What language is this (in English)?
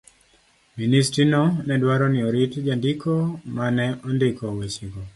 Luo (Kenya and Tanzania)